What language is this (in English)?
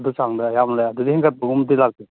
Manipuri